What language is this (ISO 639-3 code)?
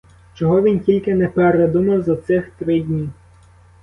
ukr